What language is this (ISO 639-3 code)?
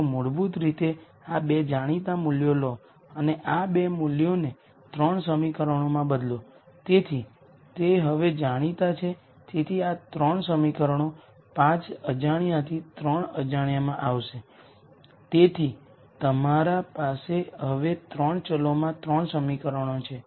guj